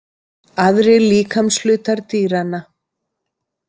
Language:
Icelandic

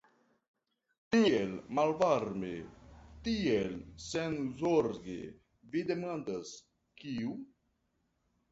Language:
Esperanto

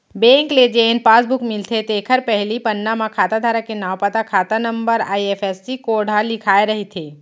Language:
Chhattisgarhi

